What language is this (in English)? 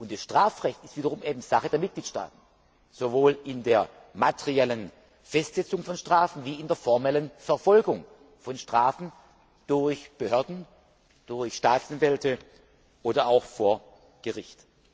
German